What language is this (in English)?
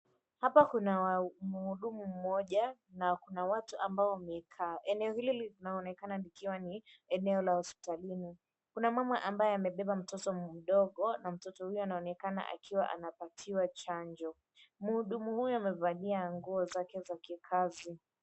Swahili